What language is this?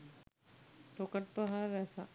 Sinhala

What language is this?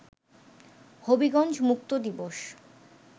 Bangla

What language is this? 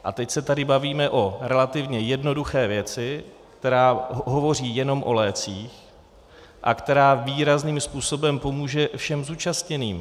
Czech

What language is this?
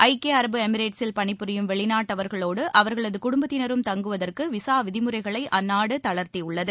Tamil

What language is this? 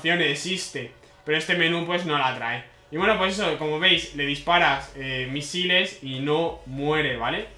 Spanish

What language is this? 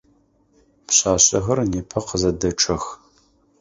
Adyghe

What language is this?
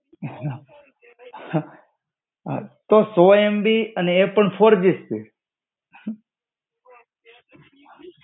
Gujarati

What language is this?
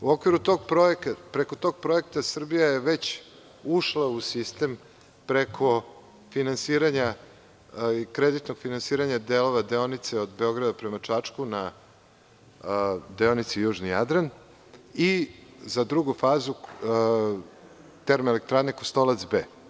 Serbian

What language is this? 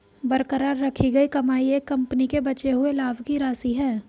Hindi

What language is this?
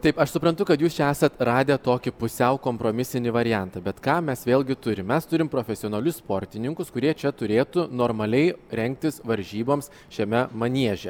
Lithuanian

